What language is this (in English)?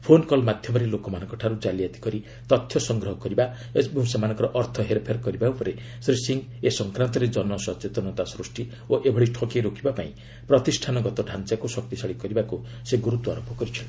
Odia